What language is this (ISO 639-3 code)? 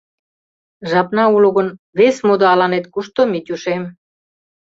chm